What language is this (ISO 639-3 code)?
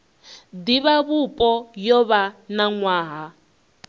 ven